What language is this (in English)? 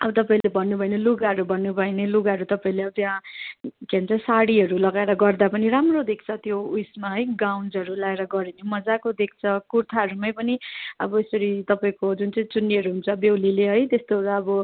Nepali